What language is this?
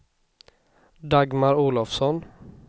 Swedish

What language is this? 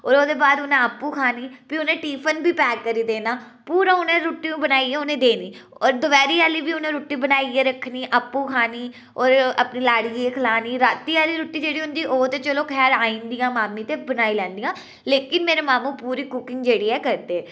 Dogri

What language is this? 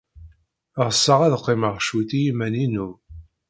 Kabyle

